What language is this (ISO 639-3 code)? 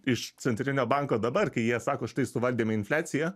lit